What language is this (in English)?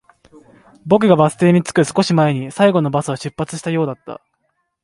Japanese